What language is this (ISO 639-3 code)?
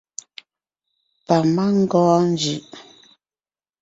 nnh